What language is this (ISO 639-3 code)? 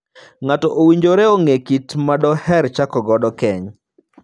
luo